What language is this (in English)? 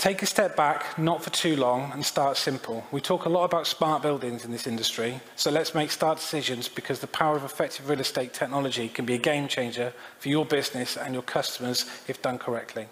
English